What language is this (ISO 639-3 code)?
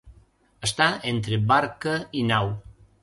cat